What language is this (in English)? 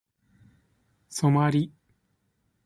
Japanese